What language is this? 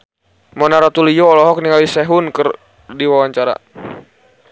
Sundanese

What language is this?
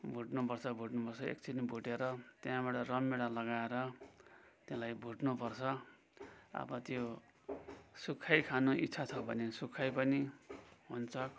Nepali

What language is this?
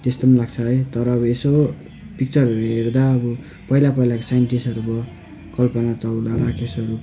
Nepali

